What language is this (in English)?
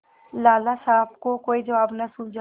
Hindi